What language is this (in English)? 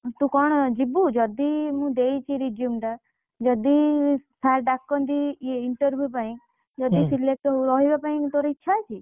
Odia